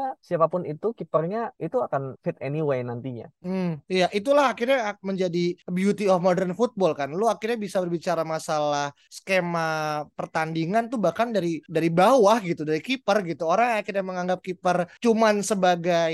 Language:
Indonesian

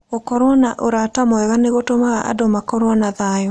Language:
Kikuyu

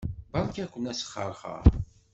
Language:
Kabyle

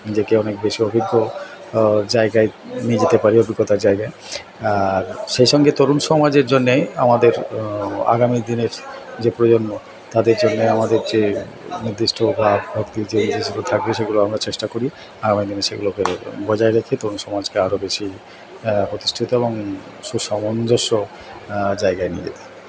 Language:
Bangla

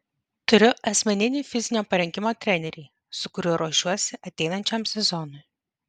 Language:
Lithuanian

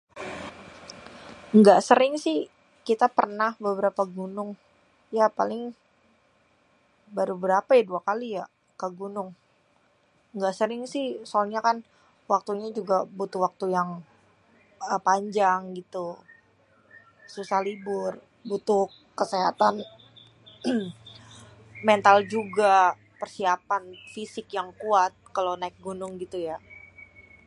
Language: Betawi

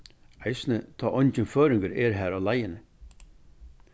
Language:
Faroese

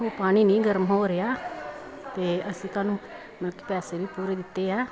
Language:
Punjabi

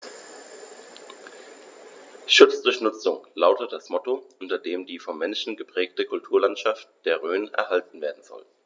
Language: German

